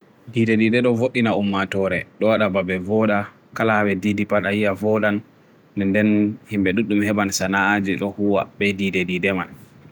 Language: Bagirmi Fulfulde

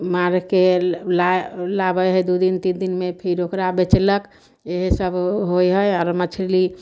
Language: Maithili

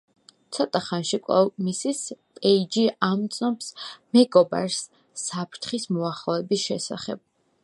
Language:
Georgian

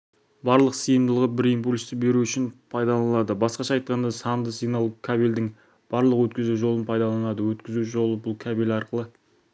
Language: Kazakh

